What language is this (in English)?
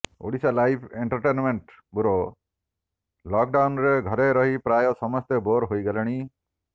Odia